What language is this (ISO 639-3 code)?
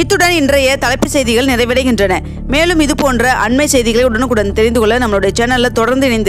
ita